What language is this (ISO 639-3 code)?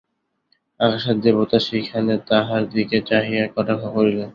ben